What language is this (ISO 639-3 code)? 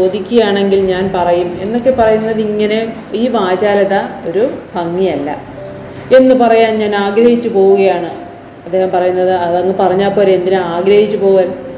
mal